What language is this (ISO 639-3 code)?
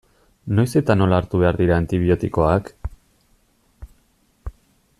eus